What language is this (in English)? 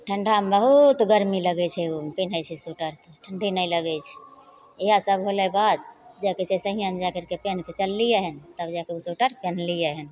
Maithili